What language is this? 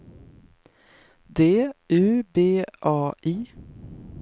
Swedish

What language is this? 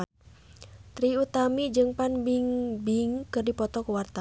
Sundanese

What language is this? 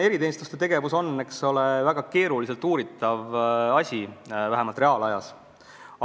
Estonian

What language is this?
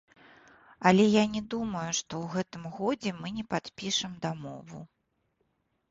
Belarusian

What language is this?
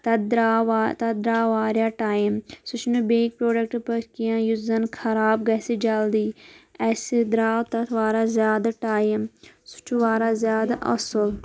Kashmiri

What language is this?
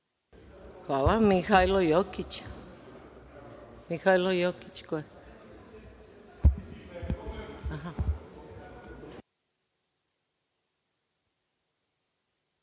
Serbian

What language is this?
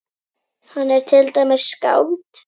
Icelandic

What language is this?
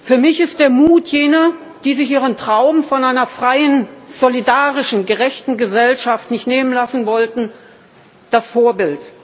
German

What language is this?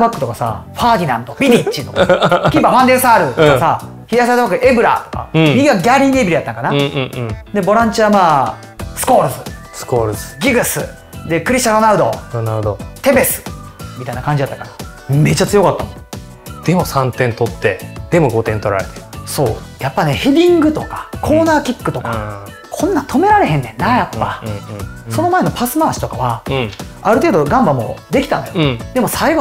Japanese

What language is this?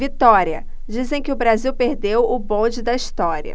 Portuguese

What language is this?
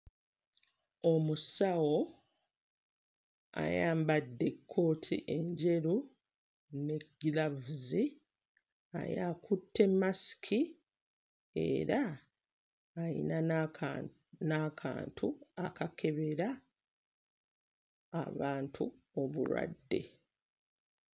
Ganda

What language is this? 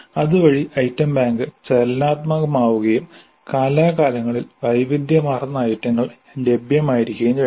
Malayalam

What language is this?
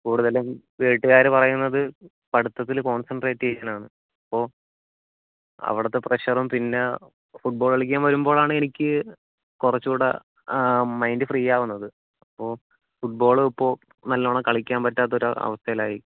Malayalam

